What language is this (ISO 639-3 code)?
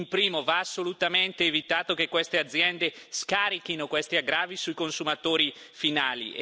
ita